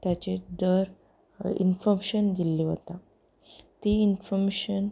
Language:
Konkani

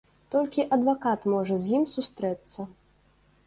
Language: Belarusian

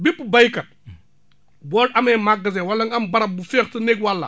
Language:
Wolof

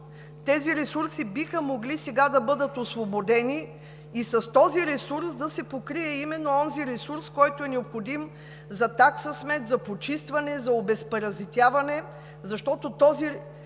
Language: Bulgarian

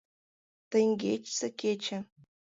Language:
Mari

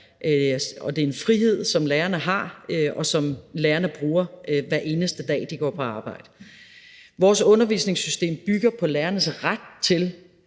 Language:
Danish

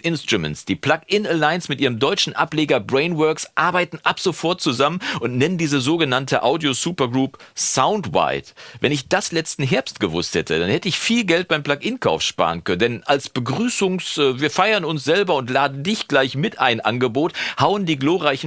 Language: German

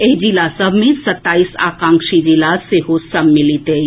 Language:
Maithili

